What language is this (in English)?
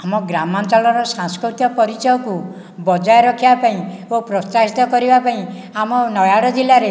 Odia